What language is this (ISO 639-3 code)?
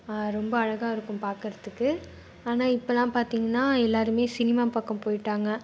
tam